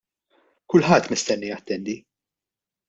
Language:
Maltese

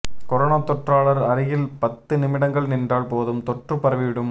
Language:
Tamil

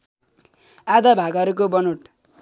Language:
Nepali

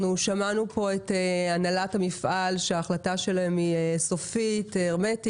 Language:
Hebrew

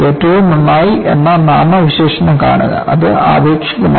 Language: Malayalam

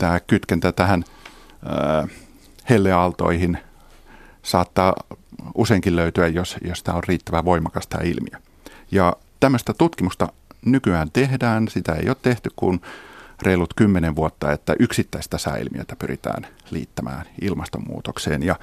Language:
Finnish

